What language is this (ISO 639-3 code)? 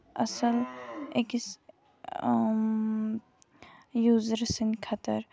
kas